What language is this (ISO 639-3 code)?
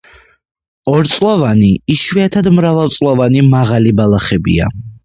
kat